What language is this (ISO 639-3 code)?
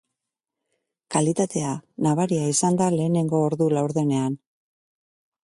eus